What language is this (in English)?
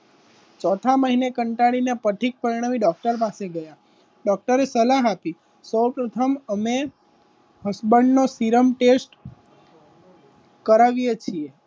Gujarati